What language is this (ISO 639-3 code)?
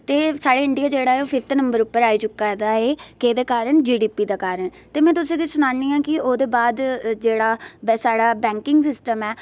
doi